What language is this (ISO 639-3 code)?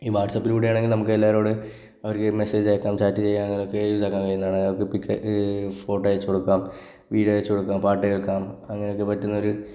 mal